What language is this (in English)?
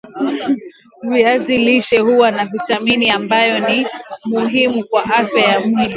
Swahili